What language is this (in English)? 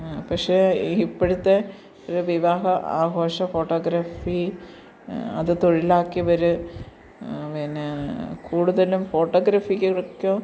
Malayalam